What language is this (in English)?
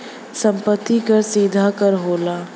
Bhojpuri